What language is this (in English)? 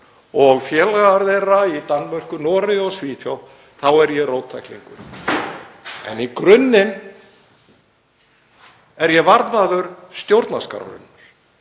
Icelandic